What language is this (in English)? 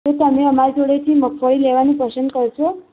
Gujarati